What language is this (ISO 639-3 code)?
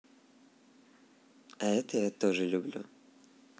rus